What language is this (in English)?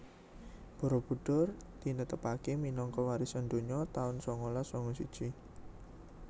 Javanese